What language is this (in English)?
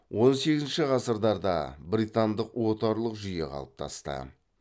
Kazakh